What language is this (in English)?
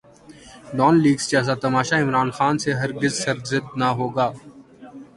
Urdu